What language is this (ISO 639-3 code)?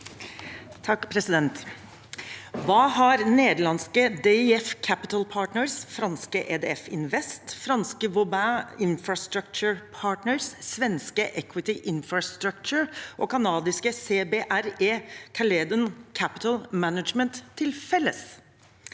nor